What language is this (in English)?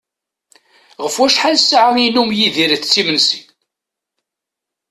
Kabyle